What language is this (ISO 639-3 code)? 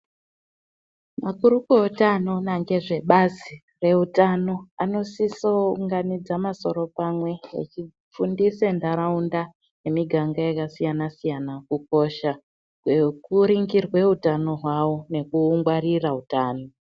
ndc